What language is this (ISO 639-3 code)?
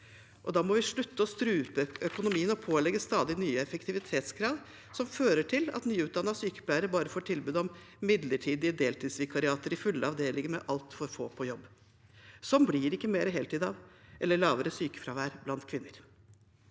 nor